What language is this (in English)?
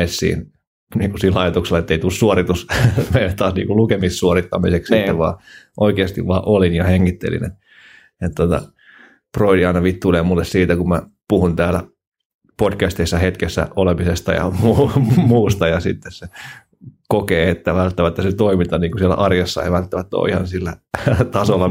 Finnish